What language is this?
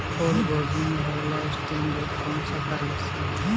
Bhojpuri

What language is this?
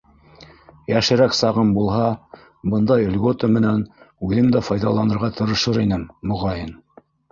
Bashkir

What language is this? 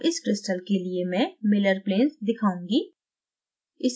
Hindi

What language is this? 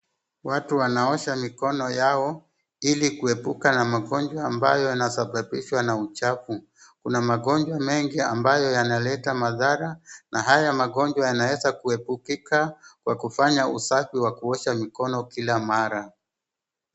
Swahili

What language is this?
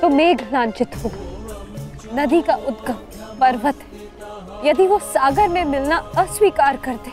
Hindi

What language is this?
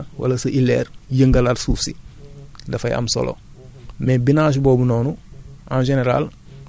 Wolof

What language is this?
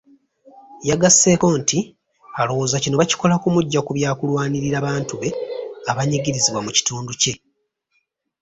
Ganda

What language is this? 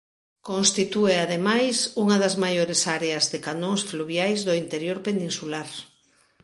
Galician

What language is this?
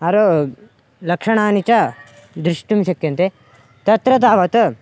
Sanskrit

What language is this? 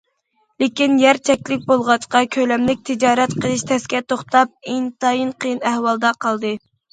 Uyghur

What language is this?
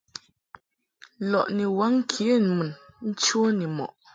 Mungaka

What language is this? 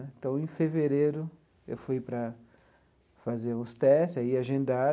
Portuguese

